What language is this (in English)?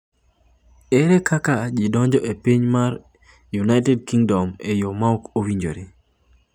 Luo (Kenya and Tanzania)